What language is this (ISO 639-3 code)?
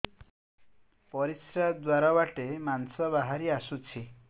ori